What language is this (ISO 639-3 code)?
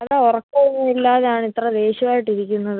mal